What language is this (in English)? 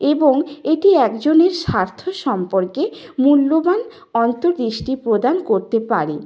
Bangla